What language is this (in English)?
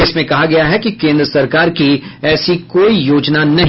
Hindi